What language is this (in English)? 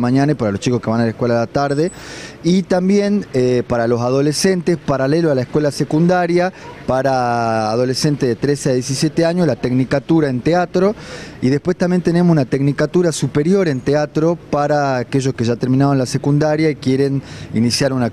Spanish